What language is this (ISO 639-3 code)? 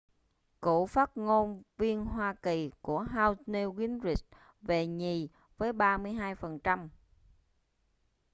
vie